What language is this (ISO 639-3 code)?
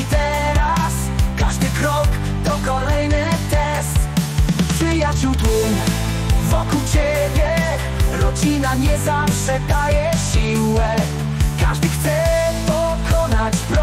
pol